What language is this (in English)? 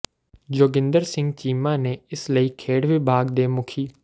Punjabi